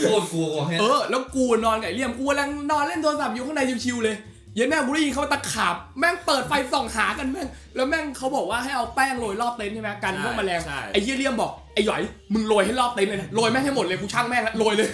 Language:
Thai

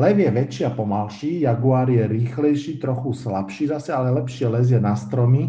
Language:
Slovak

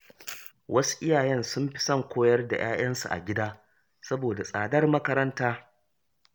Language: Hausa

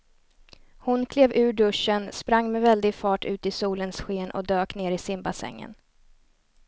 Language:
Swedish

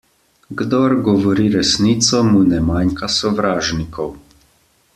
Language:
Slovenian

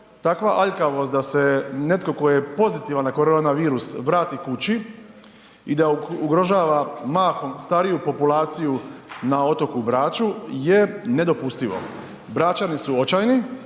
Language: Croatian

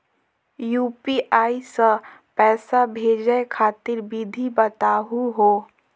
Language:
Magahi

